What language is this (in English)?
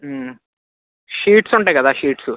Telugu